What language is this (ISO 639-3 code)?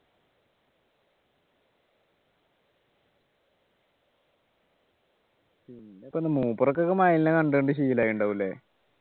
mal